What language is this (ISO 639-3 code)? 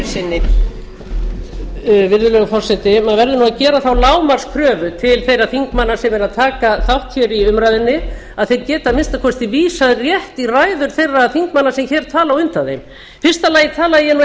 isl